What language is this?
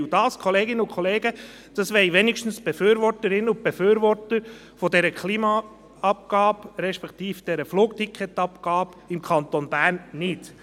Swiss German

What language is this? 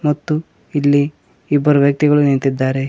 Kannada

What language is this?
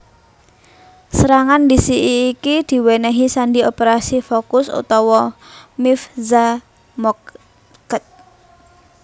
Javanese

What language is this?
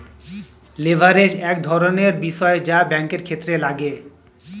Bangla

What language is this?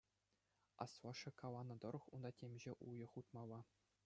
Chuvash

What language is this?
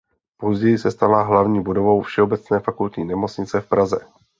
Czech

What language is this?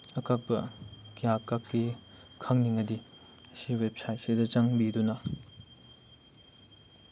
Manipuri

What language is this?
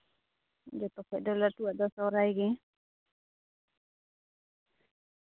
Santali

